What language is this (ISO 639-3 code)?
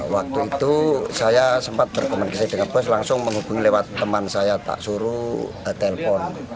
ind